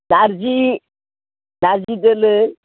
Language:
Bodo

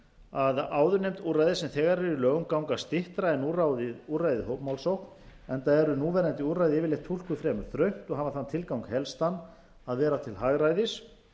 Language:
Icelandic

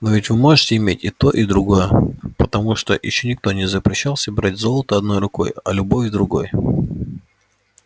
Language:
Russian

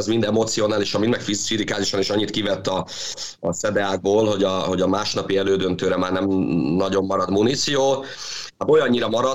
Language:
Hungarian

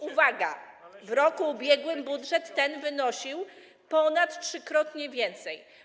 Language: Polish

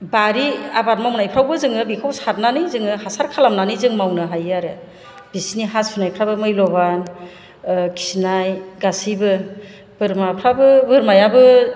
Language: Bodo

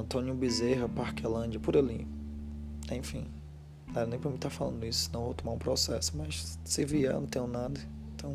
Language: Portuguese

